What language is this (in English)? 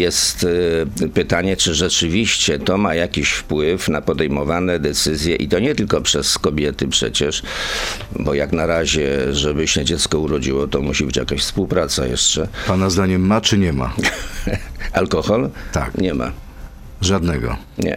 Polish